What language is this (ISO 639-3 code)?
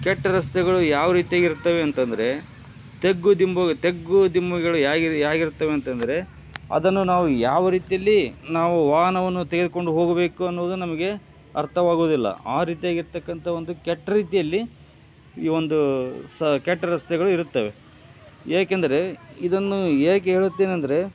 kan